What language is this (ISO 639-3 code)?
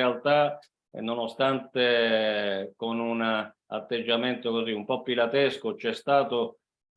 ita